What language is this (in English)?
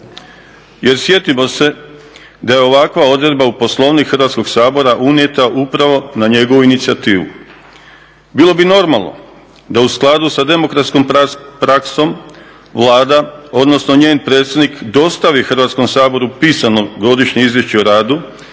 Croatian